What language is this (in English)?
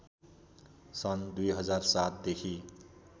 Nepali